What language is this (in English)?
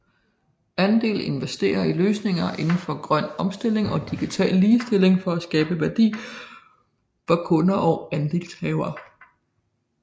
Danish